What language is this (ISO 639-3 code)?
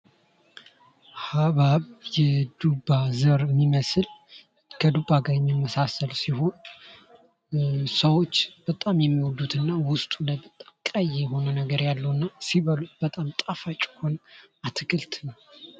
amh